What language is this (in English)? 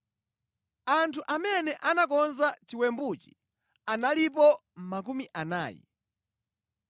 Nyanja